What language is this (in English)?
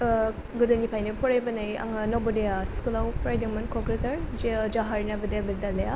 Bodo